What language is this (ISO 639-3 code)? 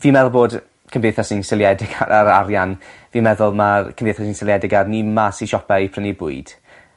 cym